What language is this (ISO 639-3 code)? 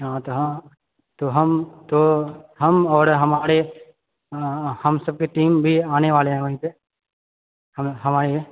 mai